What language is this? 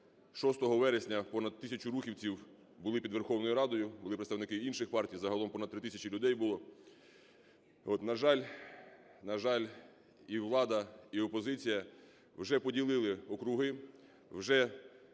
Ukrainian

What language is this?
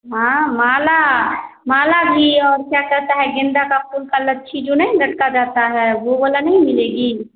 Hindi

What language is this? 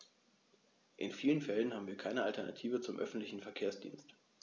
German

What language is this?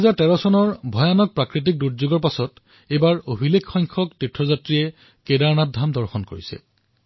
Assamese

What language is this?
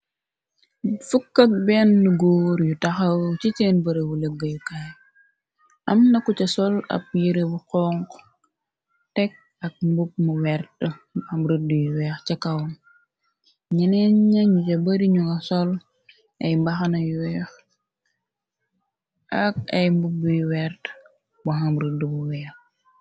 Wolof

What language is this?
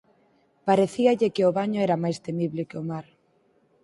Galician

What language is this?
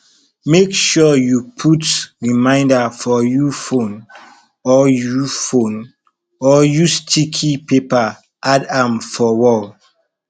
Nigerian Pidgin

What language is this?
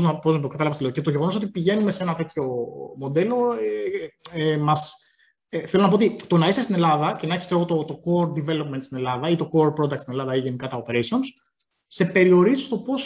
Greek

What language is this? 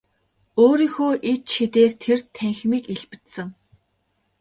Mongolian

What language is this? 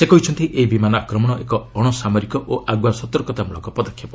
Odia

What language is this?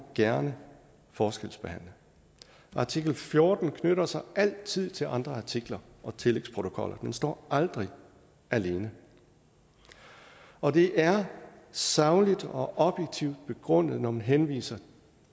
Danish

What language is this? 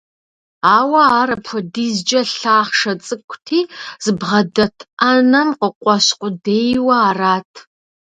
Kabardian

